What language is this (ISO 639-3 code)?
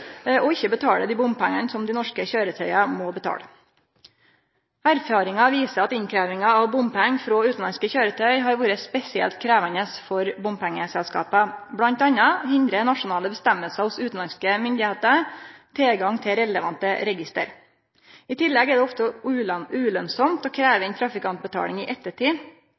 nno